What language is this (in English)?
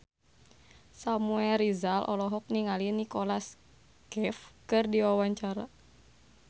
Sundanese